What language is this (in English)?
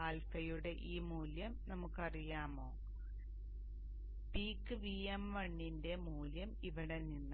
Malayalam